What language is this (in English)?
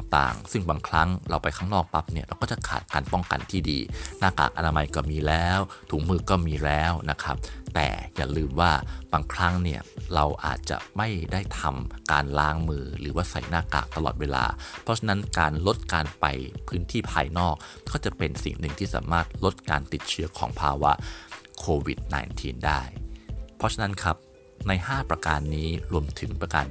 Thai